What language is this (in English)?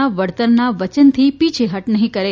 Gujarati